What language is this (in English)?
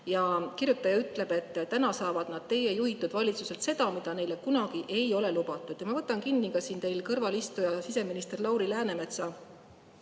Estonian